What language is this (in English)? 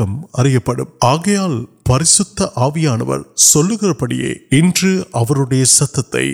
Urdu